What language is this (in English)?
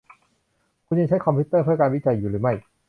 Thai